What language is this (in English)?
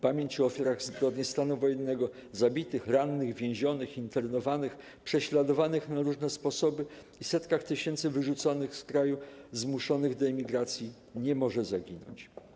Polish